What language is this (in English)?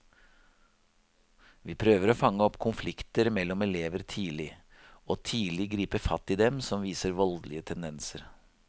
Norwegian